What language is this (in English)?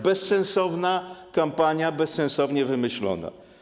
Polish